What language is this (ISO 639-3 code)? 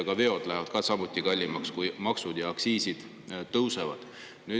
est